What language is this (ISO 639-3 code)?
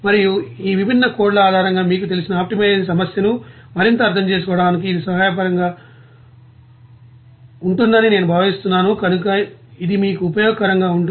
tel